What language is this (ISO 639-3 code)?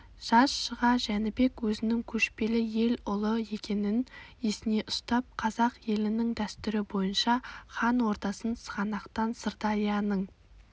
kaz